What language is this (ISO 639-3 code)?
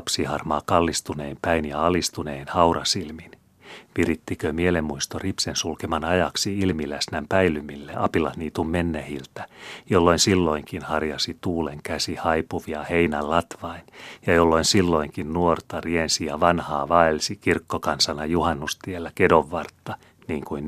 fin